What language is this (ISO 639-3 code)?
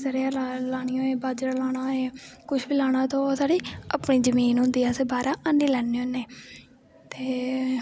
doi